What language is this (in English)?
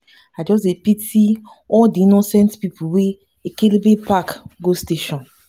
Nigerian Pidgin